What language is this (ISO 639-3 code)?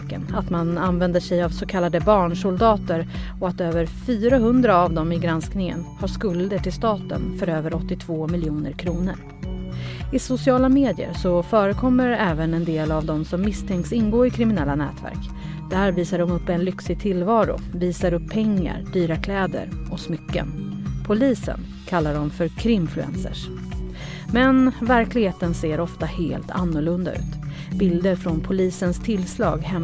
swe